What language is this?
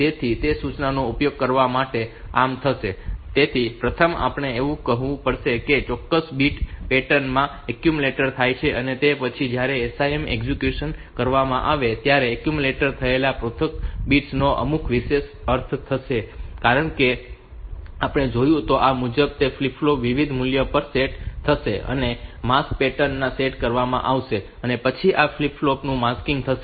Gujarati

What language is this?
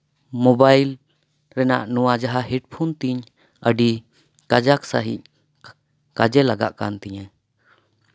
Santali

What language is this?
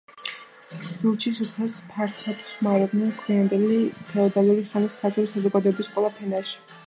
Georgian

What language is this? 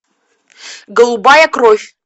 Russian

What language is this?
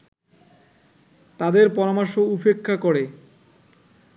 Bangla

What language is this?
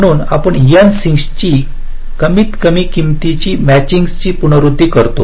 Marathi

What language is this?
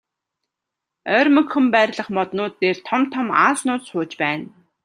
Mongolian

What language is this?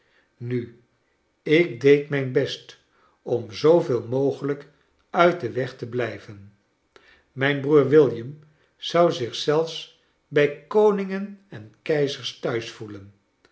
Dutch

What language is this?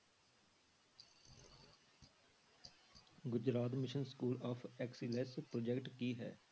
Punjabi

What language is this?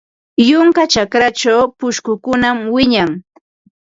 Ambo-Pasco Quechua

